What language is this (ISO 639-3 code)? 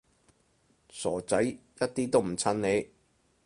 yue